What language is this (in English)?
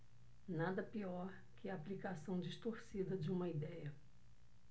Portuguese